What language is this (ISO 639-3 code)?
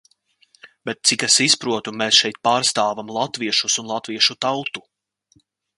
lav